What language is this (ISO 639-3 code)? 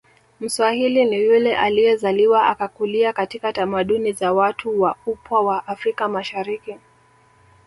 swa